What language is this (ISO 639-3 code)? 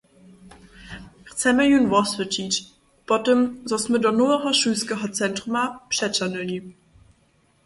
hsb